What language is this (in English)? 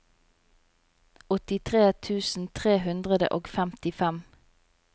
Norwegian